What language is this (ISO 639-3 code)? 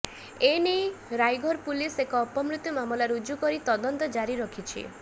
ori